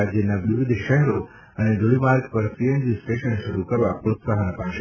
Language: Gujarati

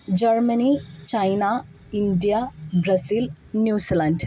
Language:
Malayalam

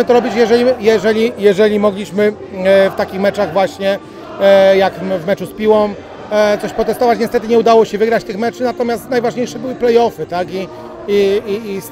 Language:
Polish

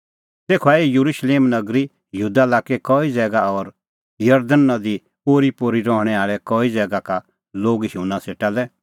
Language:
Kullu Pahari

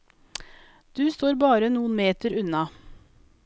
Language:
Norwegian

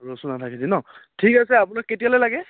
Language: Assamese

